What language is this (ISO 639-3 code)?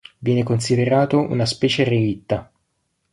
ita